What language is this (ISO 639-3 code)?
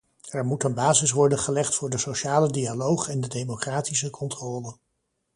nld